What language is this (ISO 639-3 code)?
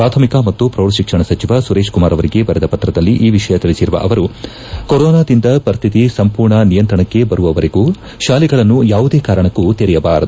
kan